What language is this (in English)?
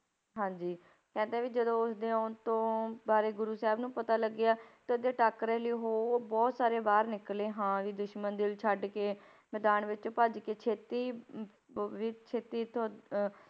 Punjabi